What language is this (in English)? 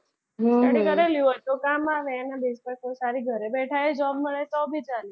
Gujarati